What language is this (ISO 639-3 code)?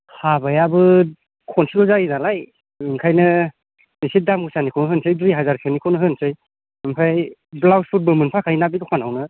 brx